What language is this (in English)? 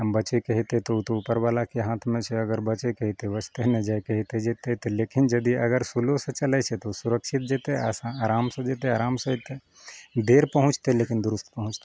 Maithili